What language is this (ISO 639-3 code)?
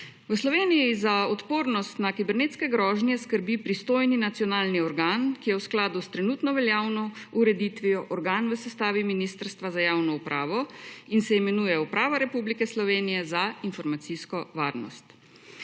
slv